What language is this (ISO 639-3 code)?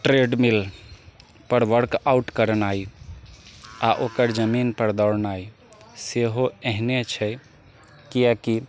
mai